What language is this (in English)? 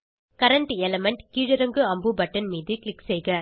Tamil